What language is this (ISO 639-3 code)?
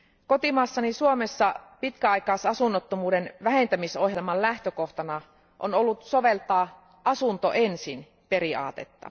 fin